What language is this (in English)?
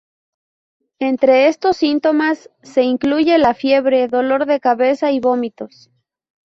Spanish